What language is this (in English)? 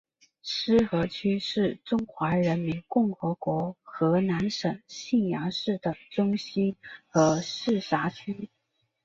Chinese